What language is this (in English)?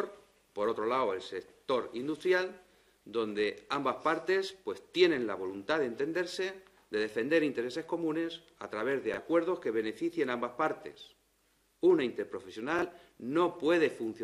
Spanish